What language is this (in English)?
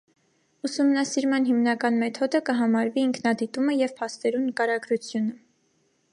Armenian